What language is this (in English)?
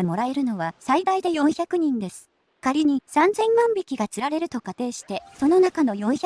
Japanese